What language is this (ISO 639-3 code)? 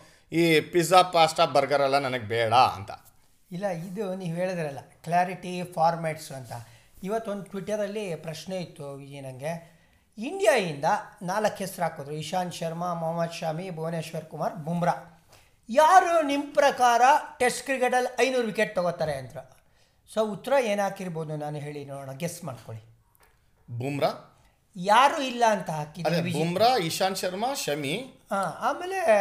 kan